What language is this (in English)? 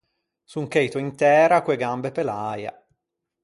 Ligurian